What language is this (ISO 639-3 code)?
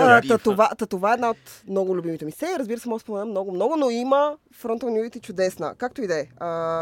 bul